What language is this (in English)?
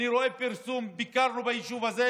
Hebrew